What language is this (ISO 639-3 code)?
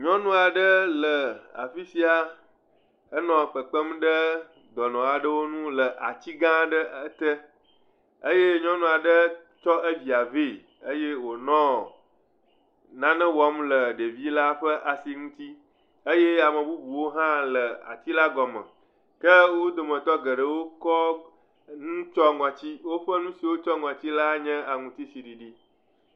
ewe